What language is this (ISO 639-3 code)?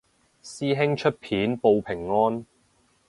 yue